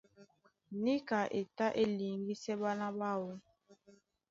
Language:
Duala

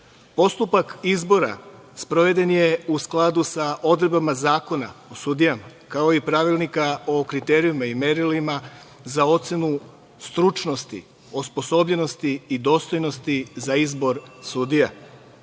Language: Serbian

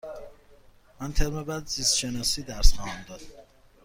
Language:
Persian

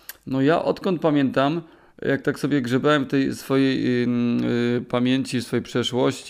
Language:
Polish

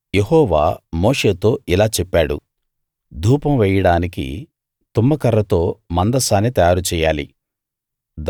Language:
Telugu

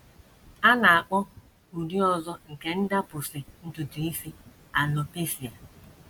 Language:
Igbo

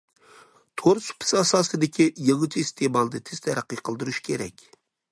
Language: Uyghur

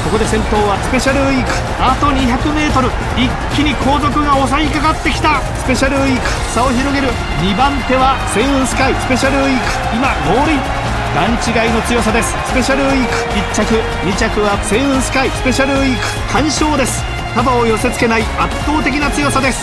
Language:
Japanese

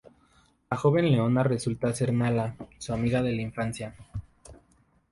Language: Spanish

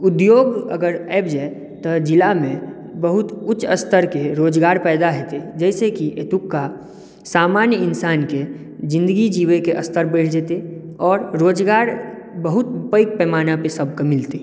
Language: Maithili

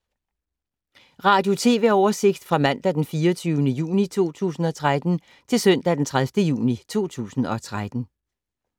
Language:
Danish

